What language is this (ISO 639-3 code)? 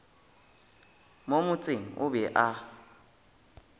nso